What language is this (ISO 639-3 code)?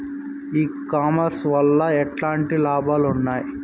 tel